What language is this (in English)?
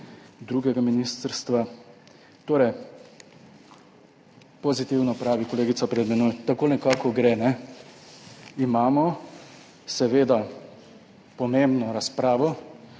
Slovenian